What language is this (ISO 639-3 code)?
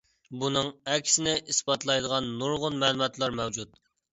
uig